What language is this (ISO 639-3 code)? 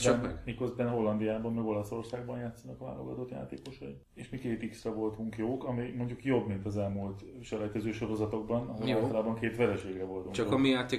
hun